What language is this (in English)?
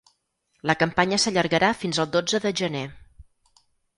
Catalan